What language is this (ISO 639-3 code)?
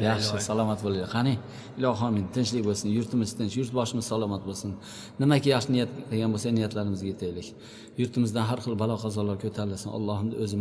tur